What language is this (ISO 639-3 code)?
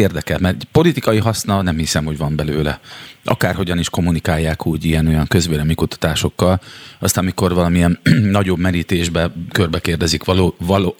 hun